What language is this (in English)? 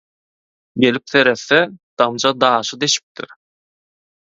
Turkmen